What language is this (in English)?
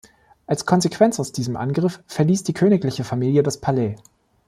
German